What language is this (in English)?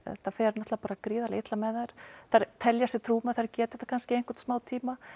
Icelandic